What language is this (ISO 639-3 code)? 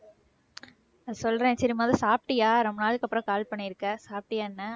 tam